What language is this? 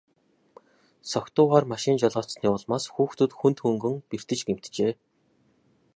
Mongolian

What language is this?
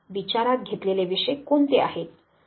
Marathi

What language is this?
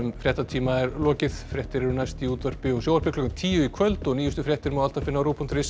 Icelandic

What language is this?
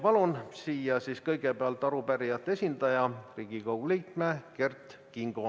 Estonian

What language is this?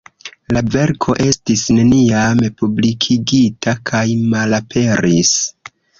Esperanto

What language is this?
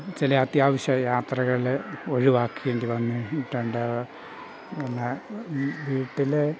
Malayalam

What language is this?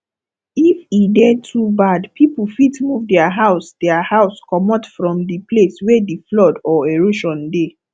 Nigerian Pidgin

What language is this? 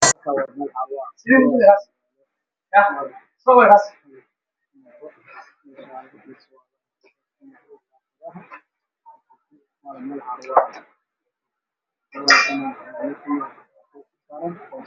Somali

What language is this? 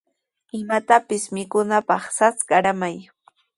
Sihuas Ancash Quechua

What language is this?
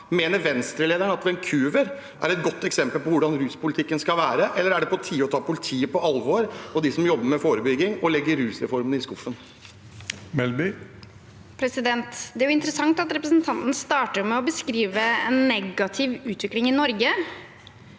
Norwegian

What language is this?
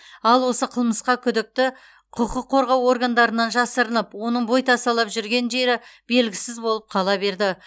Kazakh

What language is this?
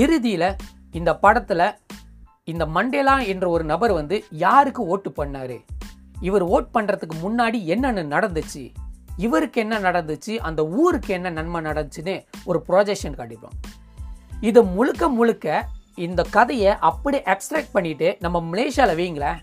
Tamil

